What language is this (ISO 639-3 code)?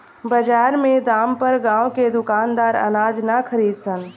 bho